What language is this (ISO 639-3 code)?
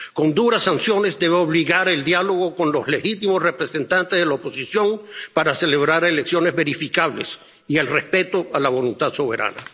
spa